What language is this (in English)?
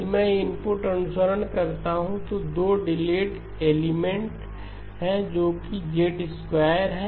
Hindi